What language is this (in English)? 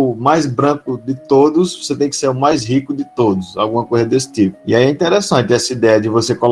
Portuguese